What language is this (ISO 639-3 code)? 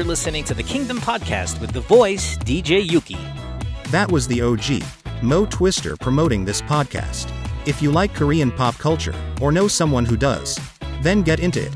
fil